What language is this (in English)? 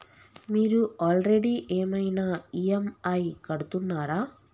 Telugu